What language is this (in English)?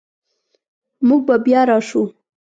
Pashto